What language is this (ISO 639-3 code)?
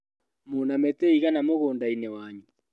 kik